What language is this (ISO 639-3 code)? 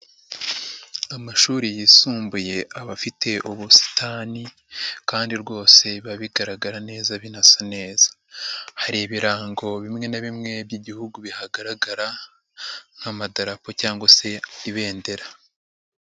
kin